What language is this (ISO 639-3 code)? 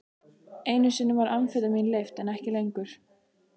isl